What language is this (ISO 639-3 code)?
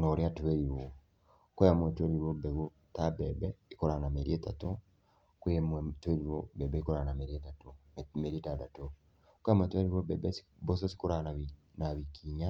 kik